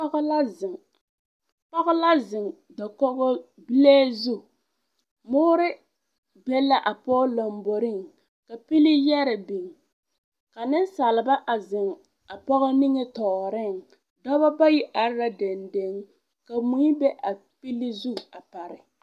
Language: Southern Dagaare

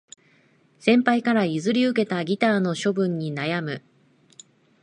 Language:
Japanese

